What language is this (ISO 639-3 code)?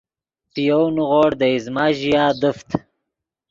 ydg